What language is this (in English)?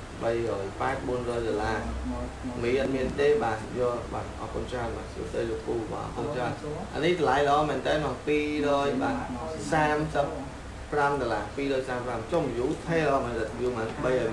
Vietnamese